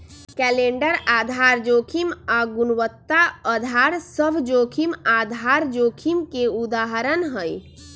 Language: Magahi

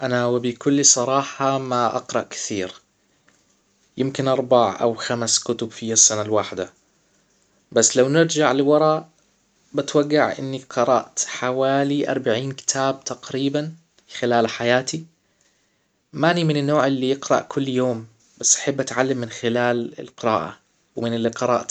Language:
Hijazi Arabic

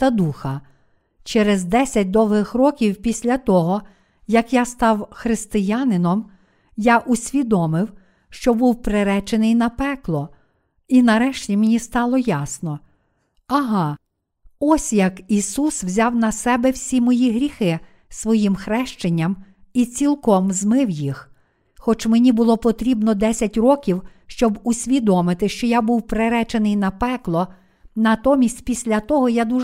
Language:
Ukrainian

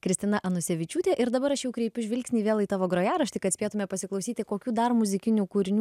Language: Lithuanian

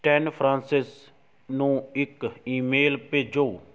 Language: Punjabi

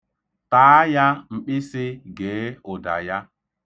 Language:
Igbo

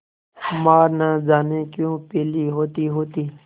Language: Hindi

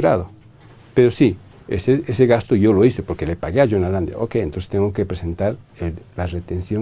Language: Spanish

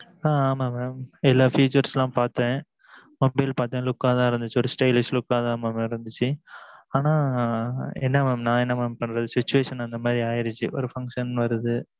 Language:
Tamil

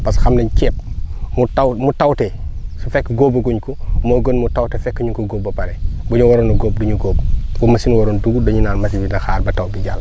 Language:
Wolof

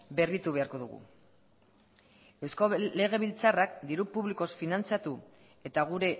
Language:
Basque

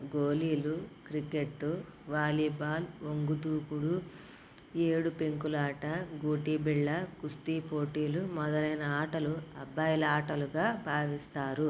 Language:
Telugu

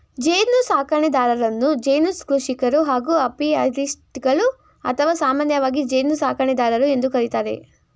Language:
Kannada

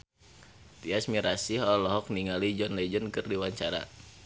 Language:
Sundanese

